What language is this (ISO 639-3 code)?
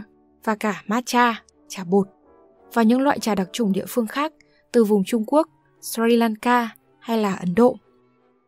vie